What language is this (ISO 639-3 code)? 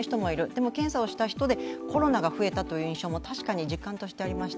jpn